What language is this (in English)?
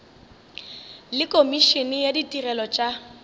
Northern Sotho